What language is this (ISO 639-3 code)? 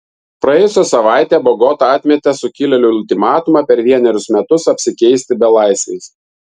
lit